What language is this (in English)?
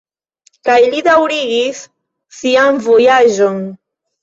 Esperanto